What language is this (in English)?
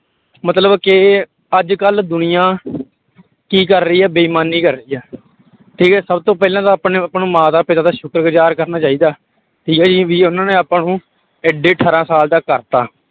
Punjabi